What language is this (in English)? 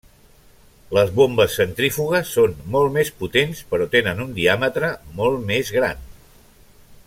Catalan